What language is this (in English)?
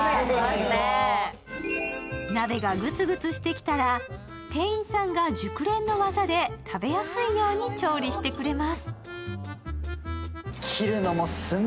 Japanese